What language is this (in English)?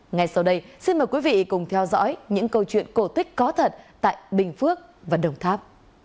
Vietnamese